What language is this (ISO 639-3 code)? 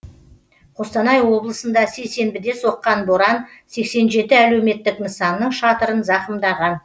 kaz